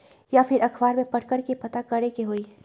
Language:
Magahi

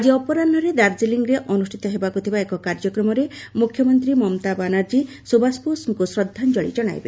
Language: Odia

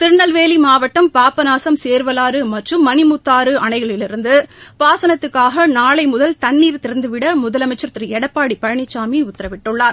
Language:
Tamil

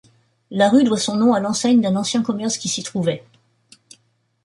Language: French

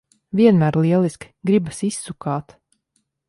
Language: Latvian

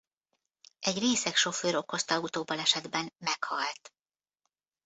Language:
Hungarian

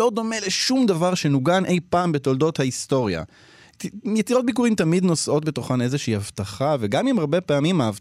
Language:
Hebrew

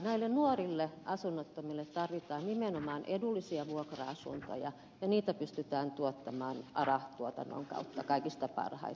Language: Finnish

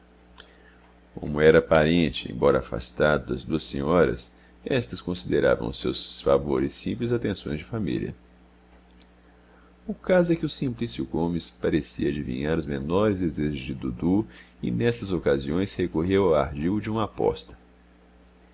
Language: Portuguese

